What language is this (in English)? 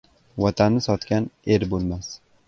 Uzbek